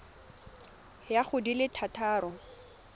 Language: Tswana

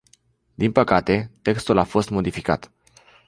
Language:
Romanian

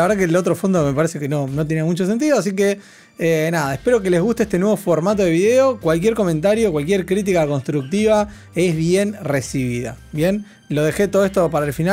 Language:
Spanish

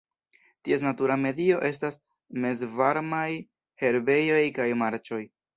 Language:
Esperanto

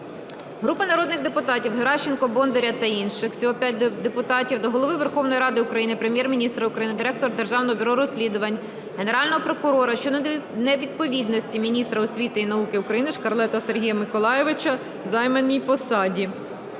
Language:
Ukrainian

